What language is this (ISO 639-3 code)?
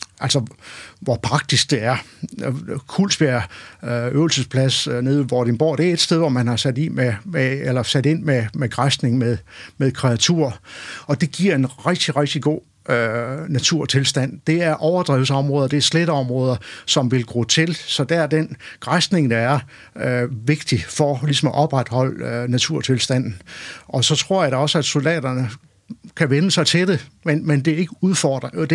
dan